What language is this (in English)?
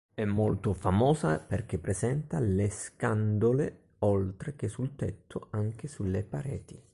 Italian